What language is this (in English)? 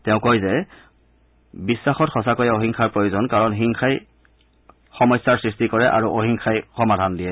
Assamese